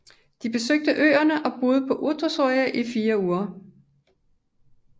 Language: Danish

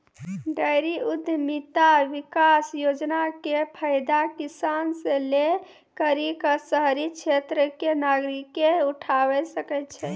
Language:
Maithili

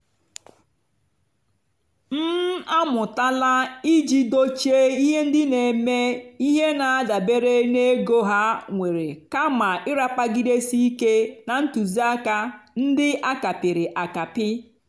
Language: Igbo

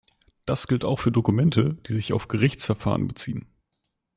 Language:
German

